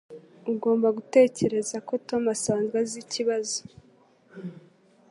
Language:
Kinyarwanda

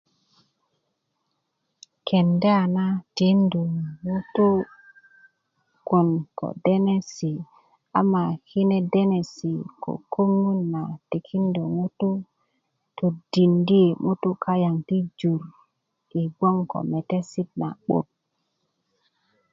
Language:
Kuku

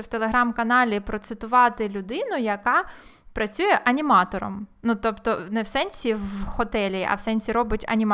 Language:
Ukrainian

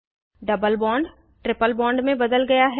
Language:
Hindi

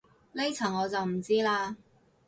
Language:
Cantonese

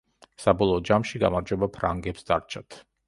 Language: Georgian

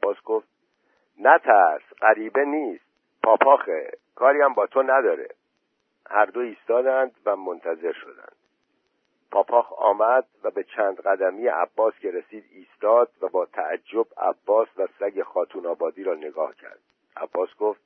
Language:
Persian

